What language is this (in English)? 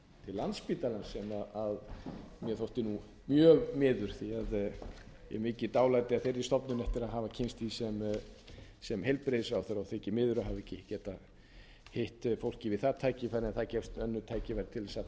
Icelandic